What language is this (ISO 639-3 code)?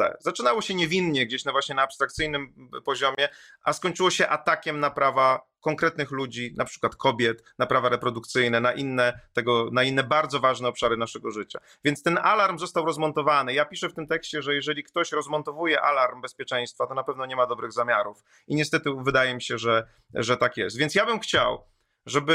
pol